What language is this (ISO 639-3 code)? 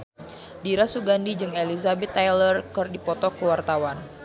sun